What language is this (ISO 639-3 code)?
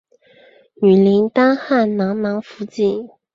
zho